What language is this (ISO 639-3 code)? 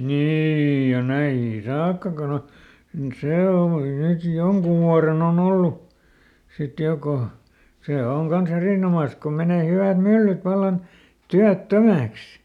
fin